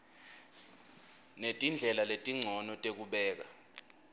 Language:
Swati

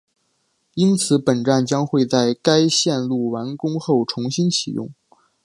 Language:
Chinese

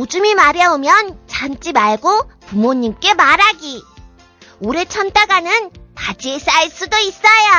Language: Korean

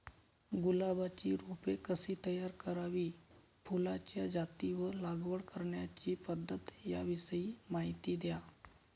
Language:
Marathi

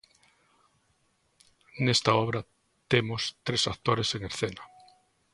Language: Galician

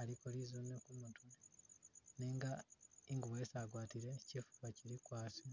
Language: Masaaba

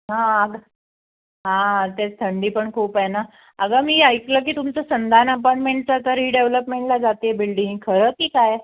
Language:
Marathi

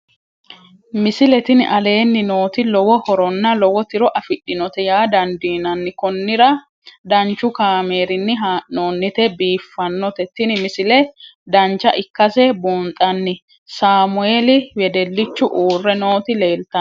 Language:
Sidamo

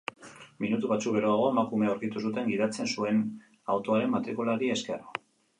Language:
Basque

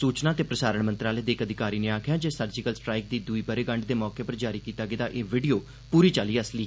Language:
Dogri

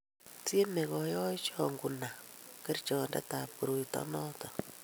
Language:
Kalenjin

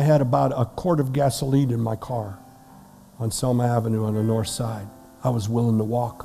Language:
English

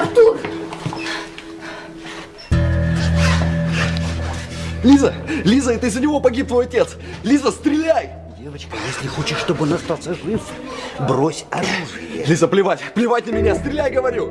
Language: Russian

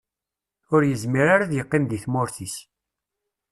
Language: Kabyle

